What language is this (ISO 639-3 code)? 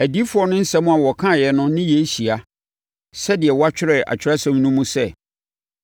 aka